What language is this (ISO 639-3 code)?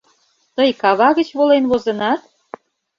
chm